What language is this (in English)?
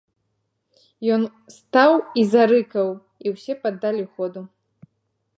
Belarusian